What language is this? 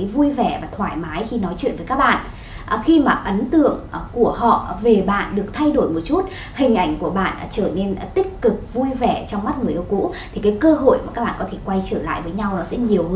Vietnamese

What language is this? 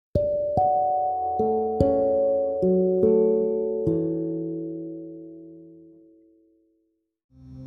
Kannada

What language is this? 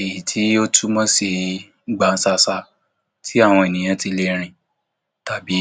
Yoruba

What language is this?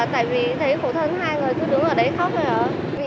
Vietnamese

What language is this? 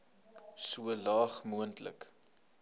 Afrikaans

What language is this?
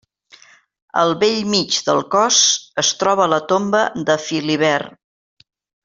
Catalan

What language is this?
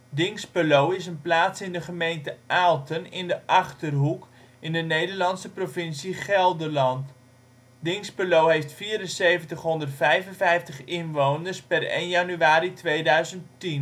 Dutch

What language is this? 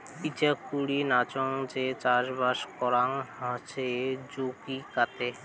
Bangla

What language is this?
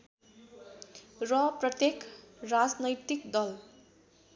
Nepali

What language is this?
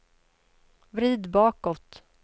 Swedish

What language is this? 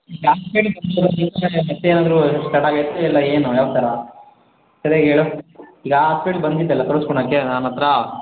Kannada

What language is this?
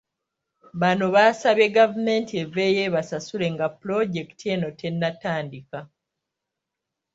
Ganda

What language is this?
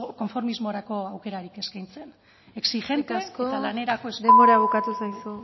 Basque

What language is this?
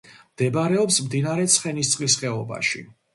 Georgian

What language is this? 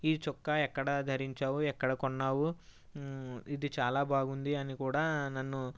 Telugu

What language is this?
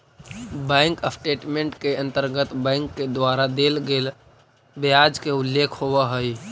Magahi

